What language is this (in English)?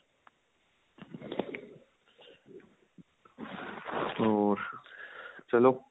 Punjabi